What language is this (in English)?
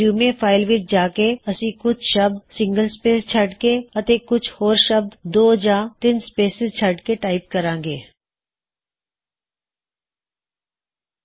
Punjabi